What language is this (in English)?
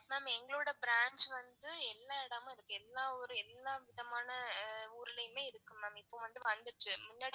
Tamil